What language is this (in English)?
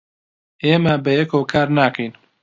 Central Kurdish